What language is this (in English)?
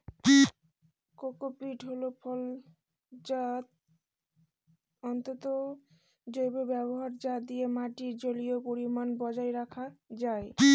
Bangla